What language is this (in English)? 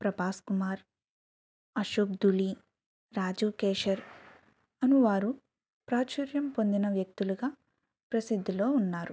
Telugu